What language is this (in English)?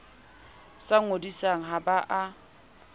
Southern Sotho